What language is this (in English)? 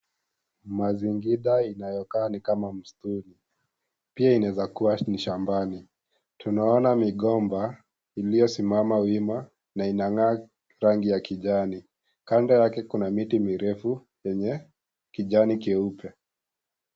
Swahili